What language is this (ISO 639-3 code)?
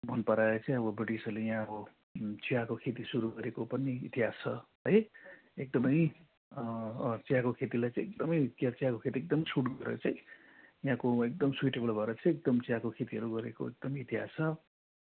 nep